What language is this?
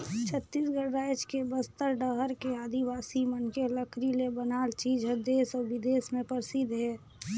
Chhattisgarhi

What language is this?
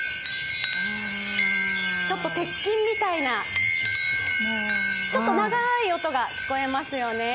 Japanese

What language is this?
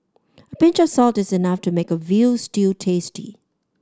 English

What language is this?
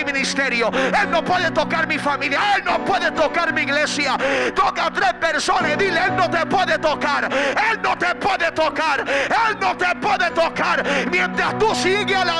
Spanish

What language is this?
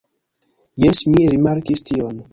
Esperanto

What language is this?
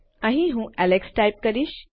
Gujarati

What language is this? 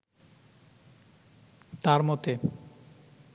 Bangla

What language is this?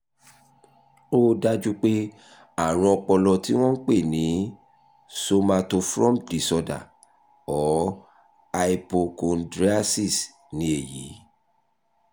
Yoruba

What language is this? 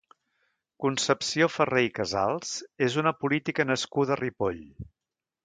Catalan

